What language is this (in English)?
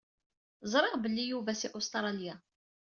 Kabyle